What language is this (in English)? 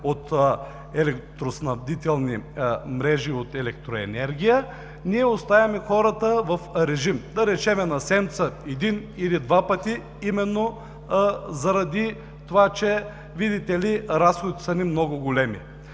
Bulgarian